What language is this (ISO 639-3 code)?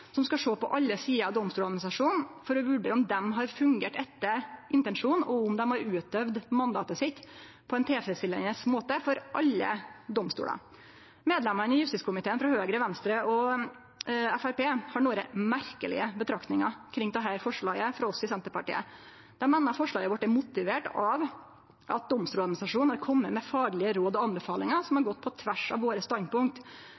nno